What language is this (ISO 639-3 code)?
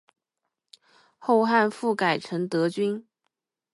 zho